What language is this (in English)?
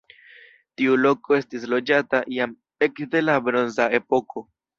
Esperanto